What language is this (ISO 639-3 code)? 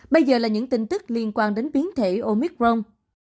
vie